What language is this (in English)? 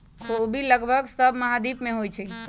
Magahi